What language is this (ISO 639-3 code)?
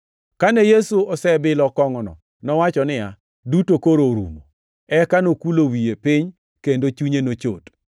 luo